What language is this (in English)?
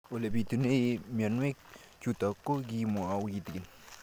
Kalenjin